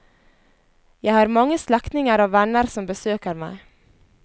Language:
Norwegian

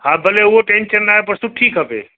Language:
Sindhi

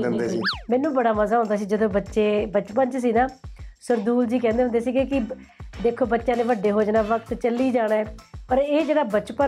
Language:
Punjabi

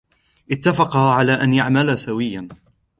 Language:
Arabic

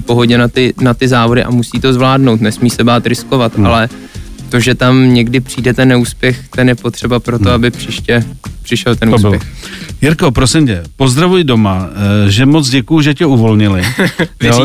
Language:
Czech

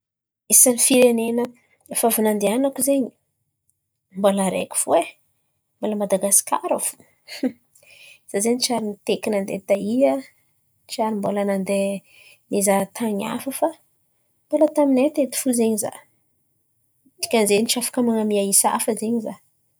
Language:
Antankarana Malagasy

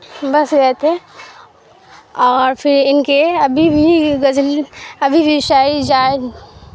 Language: Urdu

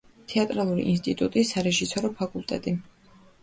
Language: Georgian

